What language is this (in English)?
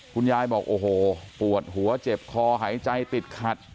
Thai